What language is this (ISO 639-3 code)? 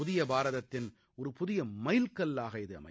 tam